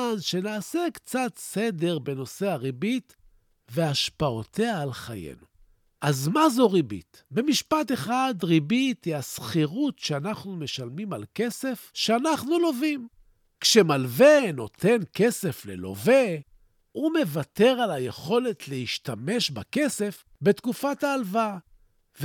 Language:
Hebrew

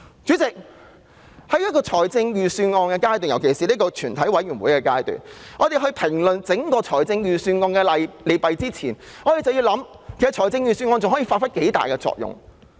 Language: Cantonese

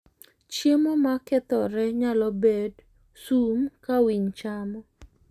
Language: Luo (Kenya and Tanzania)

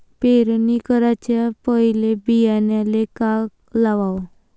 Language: Marathi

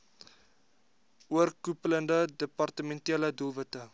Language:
Afrikaans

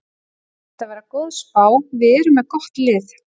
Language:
Icelandic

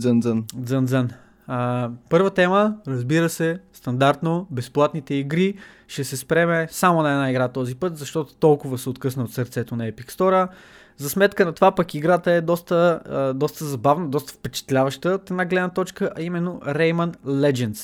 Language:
Bulgarian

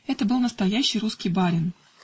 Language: Russian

